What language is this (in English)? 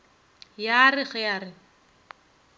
Northern Sotho